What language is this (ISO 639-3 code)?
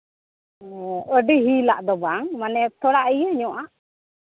sat